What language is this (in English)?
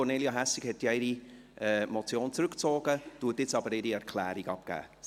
Swiss German